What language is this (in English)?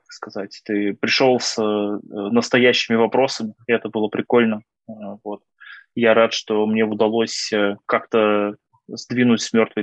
Russian